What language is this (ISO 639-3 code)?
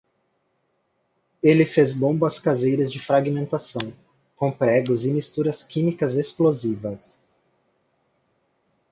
por